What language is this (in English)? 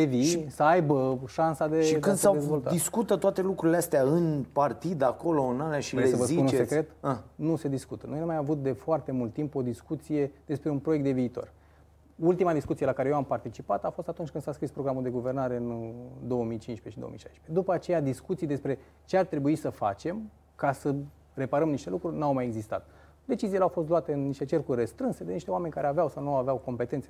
Romanian